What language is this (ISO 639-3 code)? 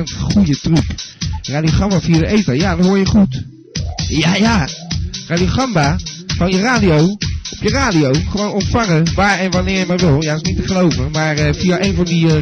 nld